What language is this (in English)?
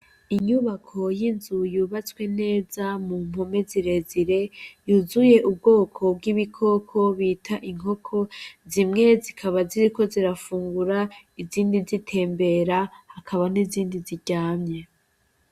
Rundi